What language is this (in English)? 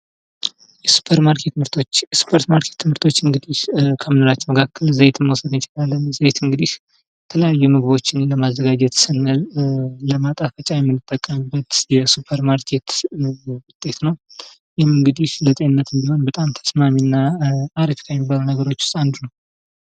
Amharic